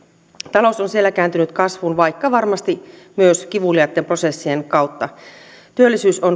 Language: Finnish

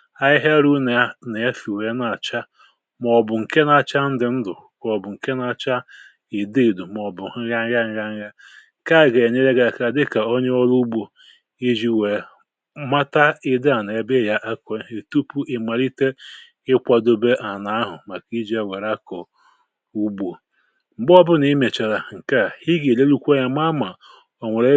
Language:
Igbo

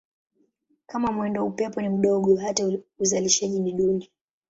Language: Swahili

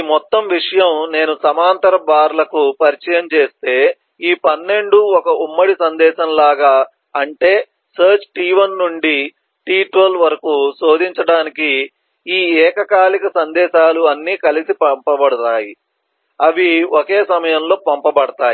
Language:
Telugu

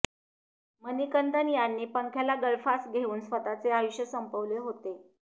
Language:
Marathi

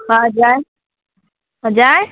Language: Nepali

